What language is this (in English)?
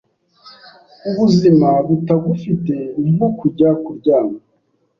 Kinyarwanda